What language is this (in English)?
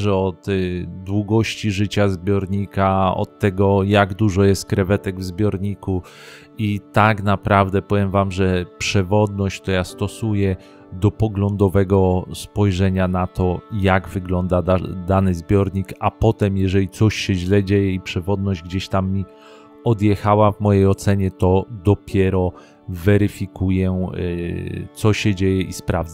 Polish